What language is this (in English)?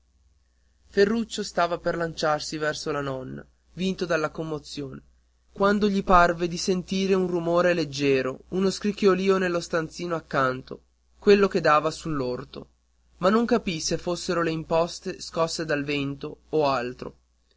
Italian